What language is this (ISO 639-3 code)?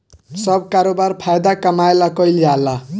bho